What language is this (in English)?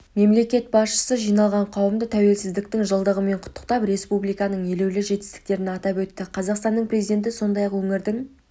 Kazakh